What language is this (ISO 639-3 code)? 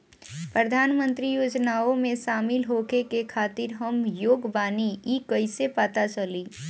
bho